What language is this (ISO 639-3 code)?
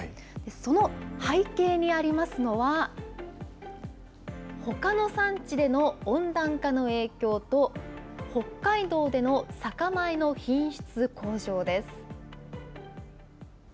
jpn